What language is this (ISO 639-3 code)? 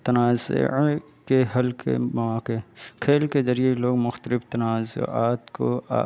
urd